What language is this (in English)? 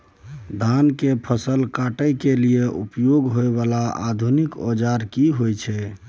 Maithili